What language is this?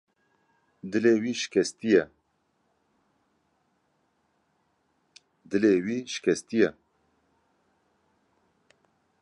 Kurdish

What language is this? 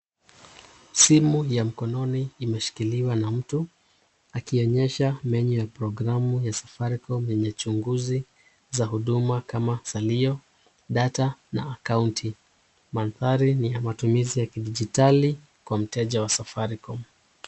Swahili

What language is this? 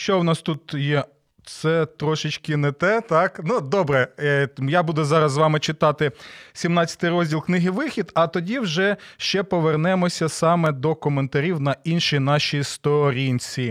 Ukrainian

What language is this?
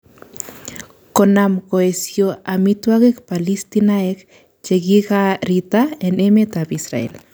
Kalenjin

